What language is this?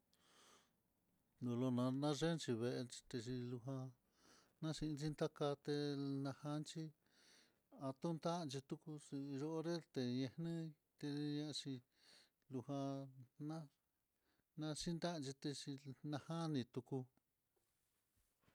Mitlatongo Mixtec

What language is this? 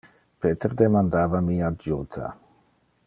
Interlingua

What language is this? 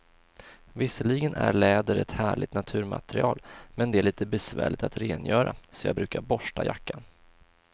Swedish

